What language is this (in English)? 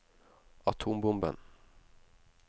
Norwegian